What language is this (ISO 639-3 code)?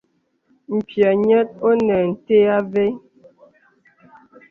beb